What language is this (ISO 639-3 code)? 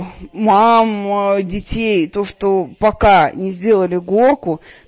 rus